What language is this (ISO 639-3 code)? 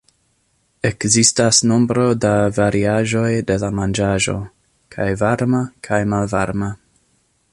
epo